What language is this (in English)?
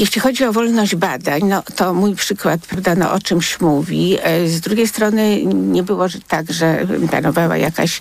Polish